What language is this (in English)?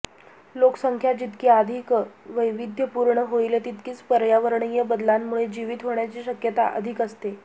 Marathi